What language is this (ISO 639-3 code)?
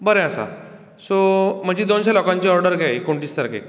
kok